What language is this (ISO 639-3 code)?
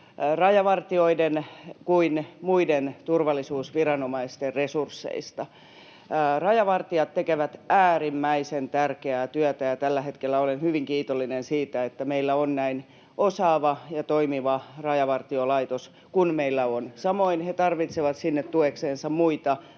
fin